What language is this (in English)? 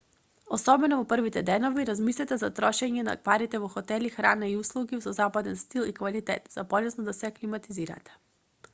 Macedonian